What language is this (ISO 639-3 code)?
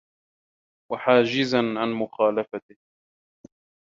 ara